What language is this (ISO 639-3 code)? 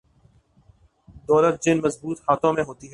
urd